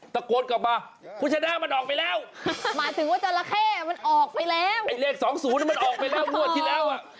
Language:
Thai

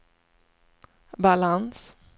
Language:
Swedish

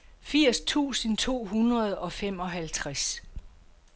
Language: Danish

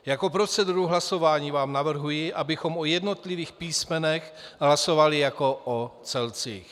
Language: Czech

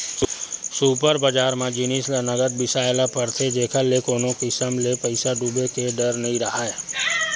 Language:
Chhattisgarhi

